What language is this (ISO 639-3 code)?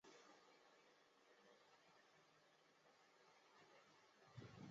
zho